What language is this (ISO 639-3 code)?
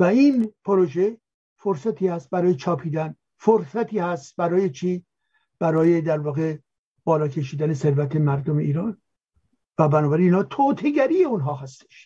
fas